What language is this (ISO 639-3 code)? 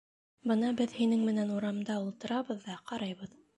bak